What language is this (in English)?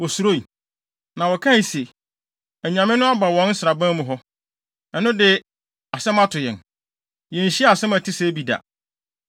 Akan